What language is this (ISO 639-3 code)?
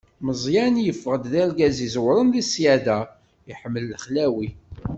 kab